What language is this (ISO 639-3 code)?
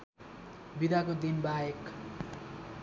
nep